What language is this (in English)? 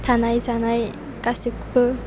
Bodo